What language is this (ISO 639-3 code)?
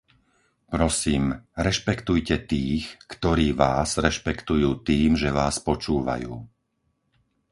slk